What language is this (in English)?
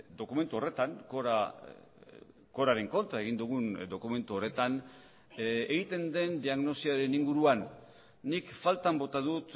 Basque